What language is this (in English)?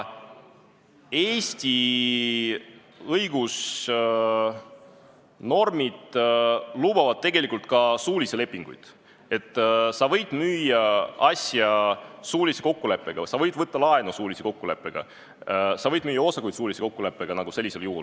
Estonian